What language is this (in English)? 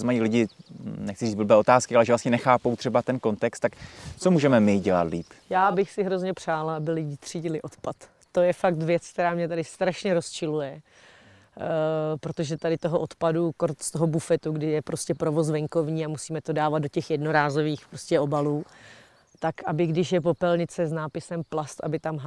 Czech